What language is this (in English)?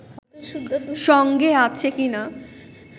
Bangla